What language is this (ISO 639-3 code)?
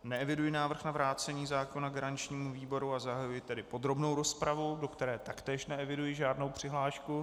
ces